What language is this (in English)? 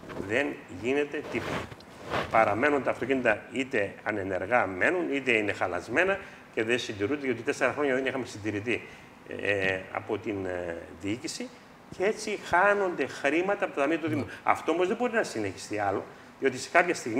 Greek